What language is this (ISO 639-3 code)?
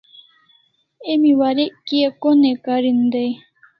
kls